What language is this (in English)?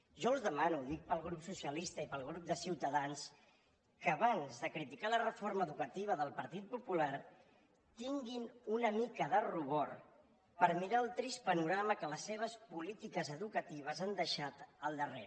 Catalan